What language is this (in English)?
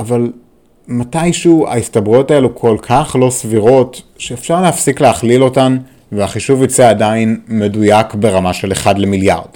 Hebrew